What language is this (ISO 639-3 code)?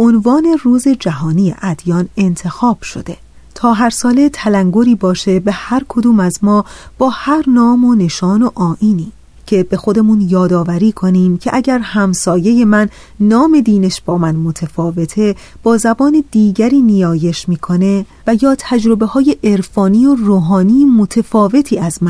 fas